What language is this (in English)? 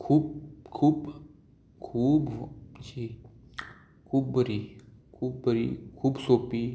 Konkani